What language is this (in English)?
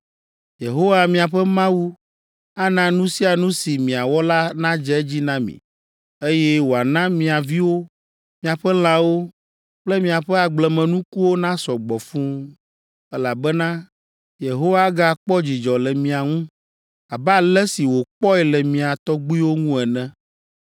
Ewe